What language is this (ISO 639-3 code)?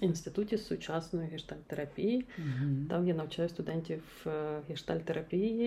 ukr